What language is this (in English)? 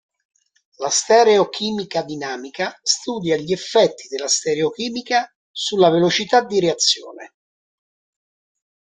Italian